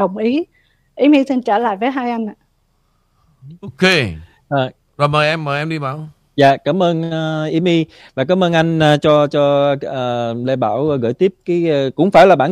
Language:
Vietnamese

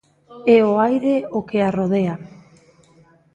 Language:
Galician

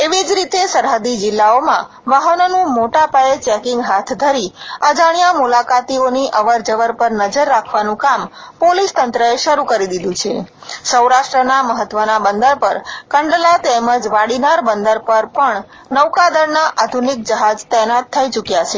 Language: Gujarati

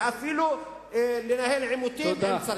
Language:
Hebrew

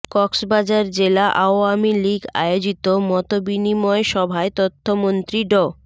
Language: Bangla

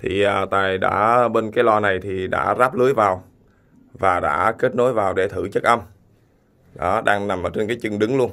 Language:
Vietnamese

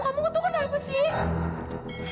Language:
Indonesian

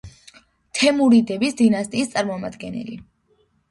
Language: Georgian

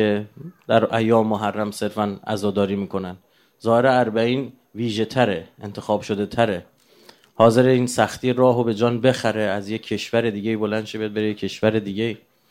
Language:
Persian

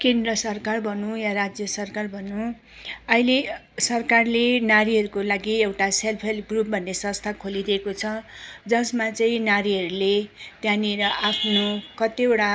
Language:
Nepali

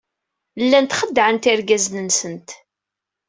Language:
Kabyle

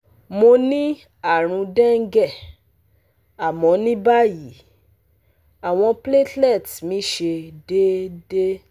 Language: Yoruba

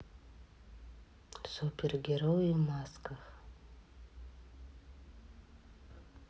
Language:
Russian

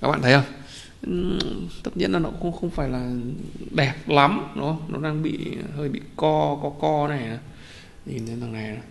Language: Vietnamese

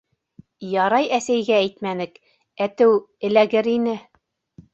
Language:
Bashkir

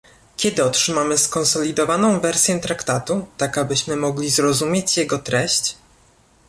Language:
Polish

